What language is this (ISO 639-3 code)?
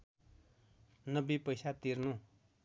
nep